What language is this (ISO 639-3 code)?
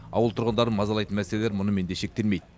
kaz